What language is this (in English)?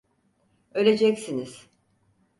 Turkish